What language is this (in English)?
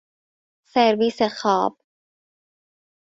Persian